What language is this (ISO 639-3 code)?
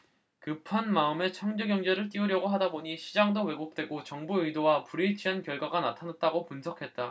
kor